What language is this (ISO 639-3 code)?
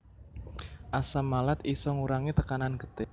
jav